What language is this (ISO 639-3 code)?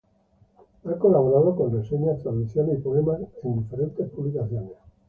spa